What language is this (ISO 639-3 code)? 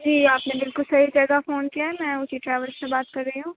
urd